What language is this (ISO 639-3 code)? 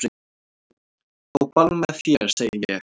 isl